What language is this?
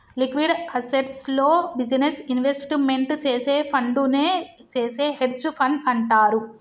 Telugu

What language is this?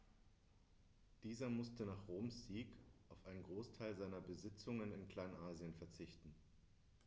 German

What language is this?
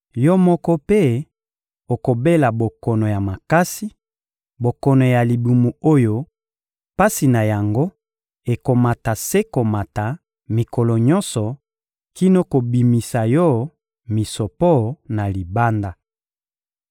Lingala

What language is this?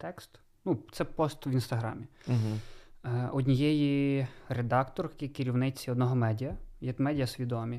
Ukrainian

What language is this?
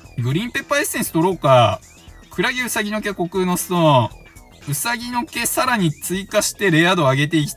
Japanese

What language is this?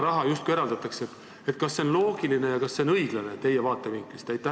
Estonian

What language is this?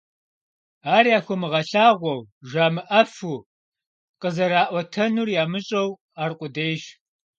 Kabardian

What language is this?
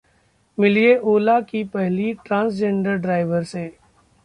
Hindi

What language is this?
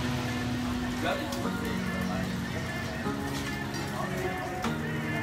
Vietnamese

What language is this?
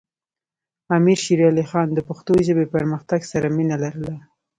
Pashto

